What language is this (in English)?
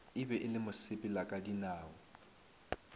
Northern Sotho